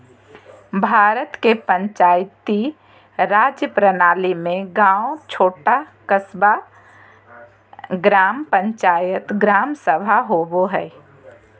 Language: Magahi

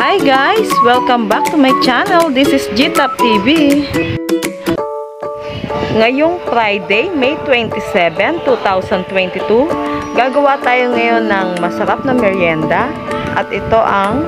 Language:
Filipino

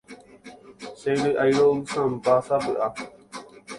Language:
Guarani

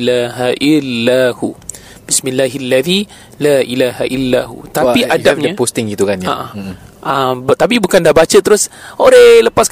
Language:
Malay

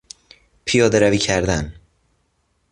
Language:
Persian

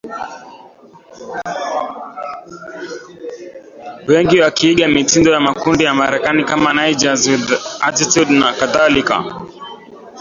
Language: Swahili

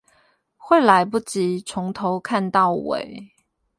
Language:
Chinese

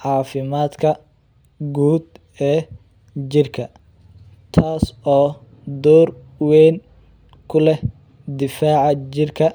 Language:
Somali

